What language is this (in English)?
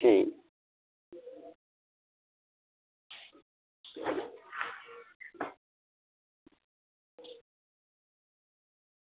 Dogri